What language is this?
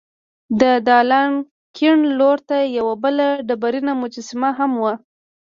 Pashto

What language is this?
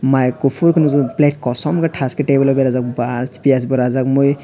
Kok Borok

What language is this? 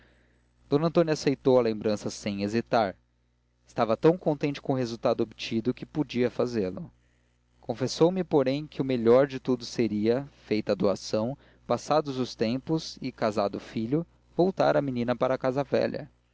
Portuguese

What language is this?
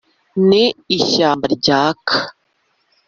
Kinyarwanda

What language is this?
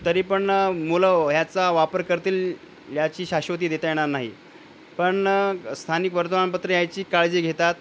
Marathi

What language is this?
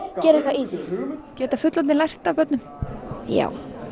Icelandic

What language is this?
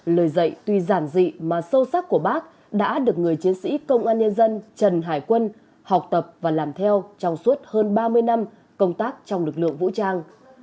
Vietnamese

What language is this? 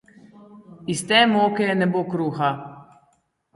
Slovenian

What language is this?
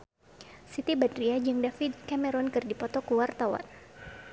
Sundanese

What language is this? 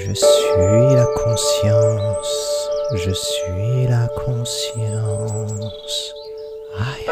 French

